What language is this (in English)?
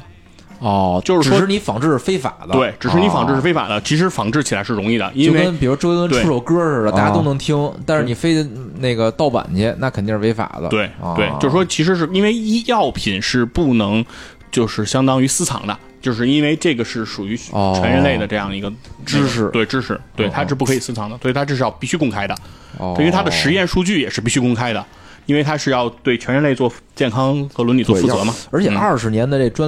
Chinese